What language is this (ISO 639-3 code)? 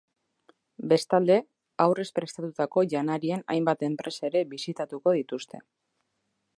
eus